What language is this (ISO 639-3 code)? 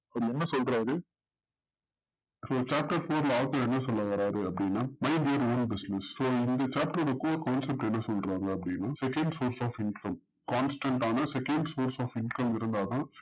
tam